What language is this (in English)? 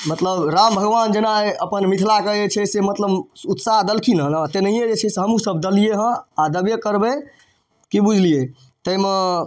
Maithili